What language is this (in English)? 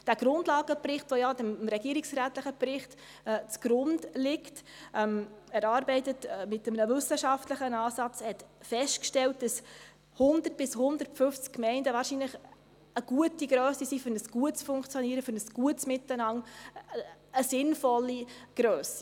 Swiss German